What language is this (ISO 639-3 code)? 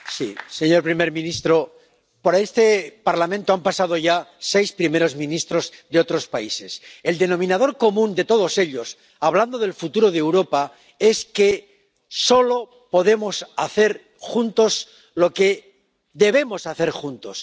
spa